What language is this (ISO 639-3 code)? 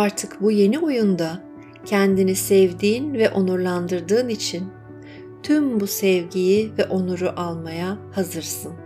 tur